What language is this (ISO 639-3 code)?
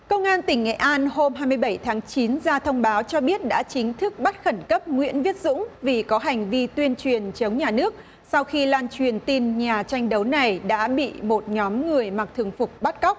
vie